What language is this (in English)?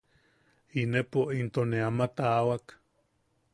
Yaqui